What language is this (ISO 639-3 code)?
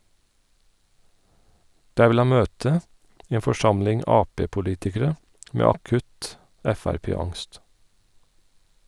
nor